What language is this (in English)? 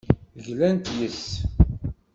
Kabyle